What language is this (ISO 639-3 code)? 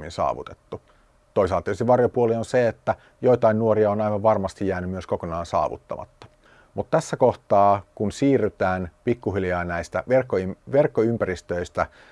fin